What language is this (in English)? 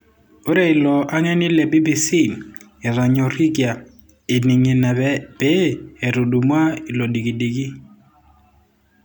Masai